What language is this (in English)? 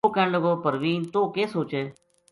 Gujari